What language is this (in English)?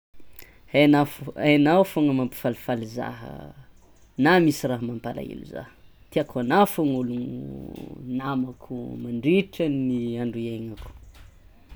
Tsimihety Malagasy